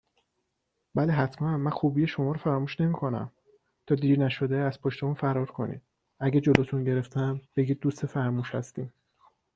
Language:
Persian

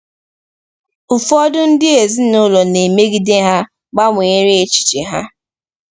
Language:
Igbo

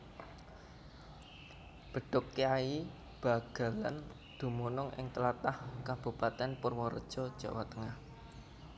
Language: Javanese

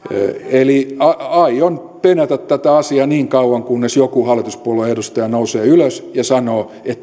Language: Finnish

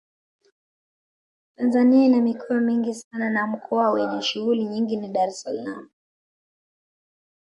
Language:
Swahili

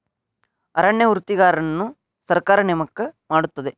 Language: Kannada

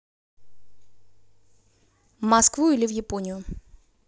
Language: Russian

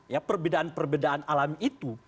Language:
Indonesian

